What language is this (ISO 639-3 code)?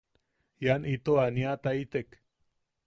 yaq